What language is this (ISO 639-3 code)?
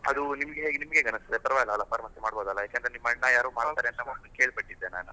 kan